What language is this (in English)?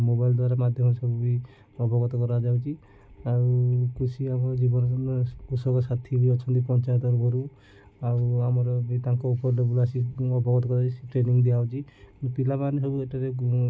Odia